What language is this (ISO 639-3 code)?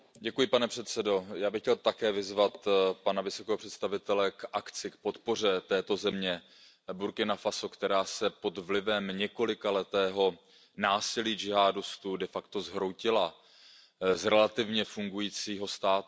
ces